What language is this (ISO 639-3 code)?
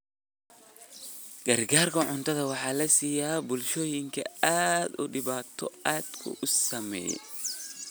som